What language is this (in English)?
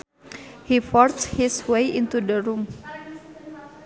Sundanese